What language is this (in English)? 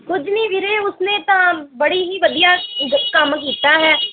Punjabi